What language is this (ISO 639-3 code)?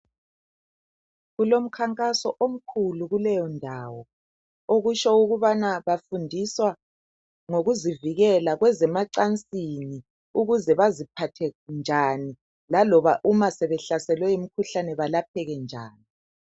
nde